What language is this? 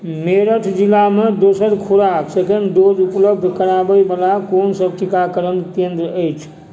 Maithili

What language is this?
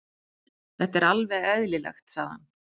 Icelandic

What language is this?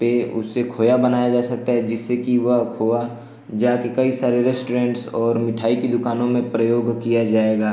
Hindi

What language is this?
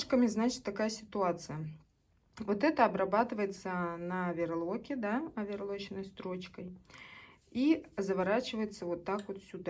Russian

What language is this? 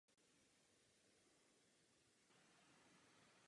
Czech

